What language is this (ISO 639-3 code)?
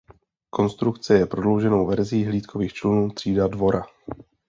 ces